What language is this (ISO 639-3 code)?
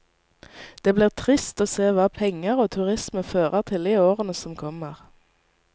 nor